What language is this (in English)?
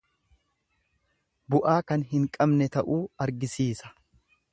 Oromo